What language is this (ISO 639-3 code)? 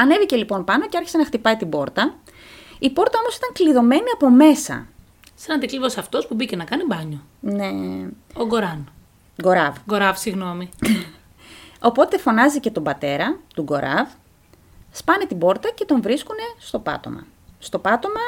ell